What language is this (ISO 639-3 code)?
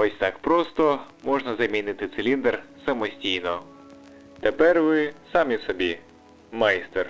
ukr